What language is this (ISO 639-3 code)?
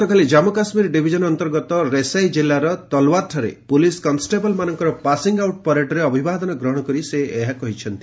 ori